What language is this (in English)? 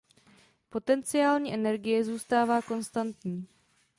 Czech